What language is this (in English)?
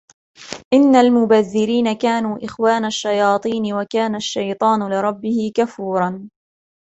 Arabic